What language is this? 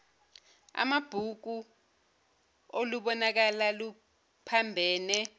Zulu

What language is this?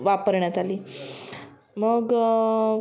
Marathi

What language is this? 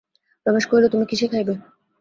Bangla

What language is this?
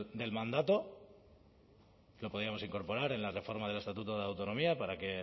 Spanish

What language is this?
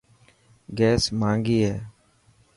Dhatki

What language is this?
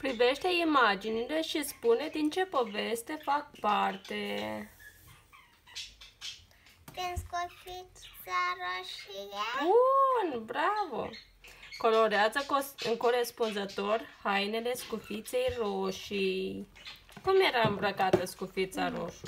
Romanian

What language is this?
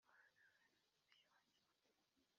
Kinyarwanda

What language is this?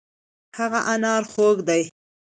Pashto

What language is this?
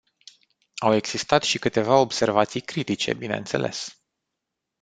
Romanian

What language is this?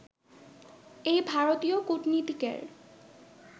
Bangla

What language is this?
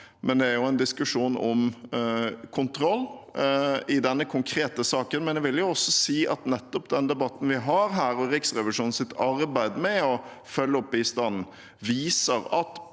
Norwegian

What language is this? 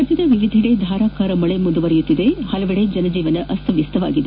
Kannada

